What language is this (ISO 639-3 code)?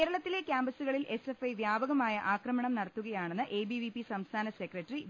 mal